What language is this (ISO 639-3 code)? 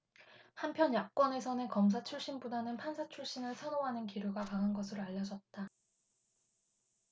kor